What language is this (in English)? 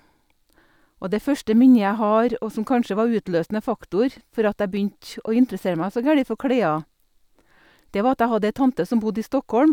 Norwegian